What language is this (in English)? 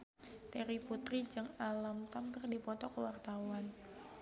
Sundanese